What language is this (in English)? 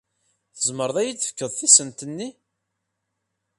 Kabyle